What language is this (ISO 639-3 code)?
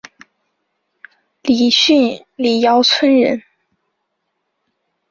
zho